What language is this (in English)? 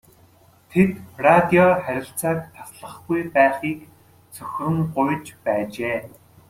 Mongolian